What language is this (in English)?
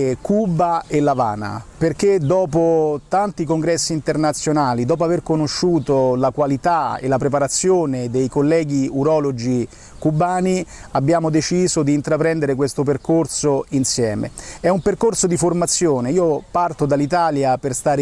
Italian